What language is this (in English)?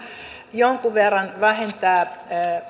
Finnish